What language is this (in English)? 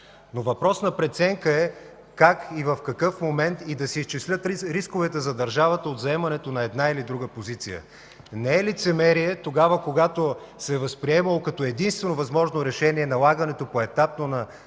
Bulgarian